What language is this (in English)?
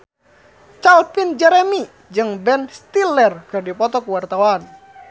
Sundanese